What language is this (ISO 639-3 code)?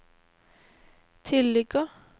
nor